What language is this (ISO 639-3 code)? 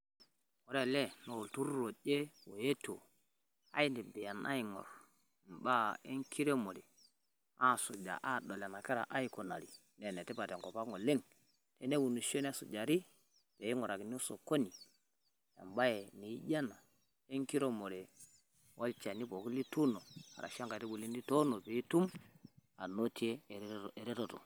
mas